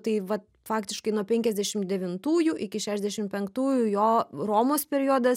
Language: Lithuanian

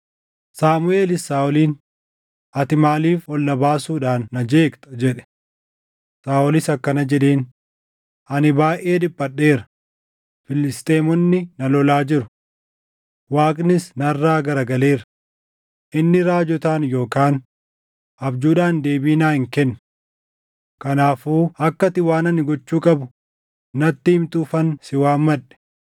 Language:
Oromo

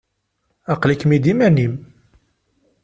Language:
Kabyle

